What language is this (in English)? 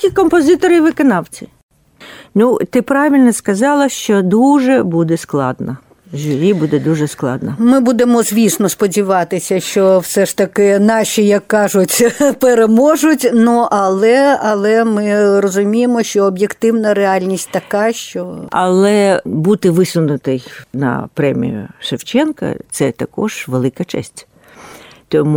Ukrainian